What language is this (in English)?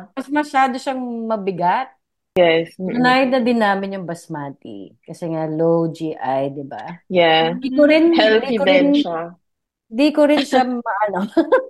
Filipino